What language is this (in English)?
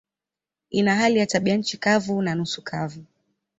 Swahili